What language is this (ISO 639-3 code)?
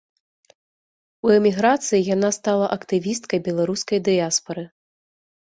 bel